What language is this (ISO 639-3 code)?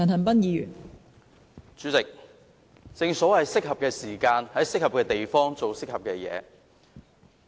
yue